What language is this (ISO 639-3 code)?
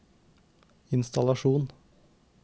nor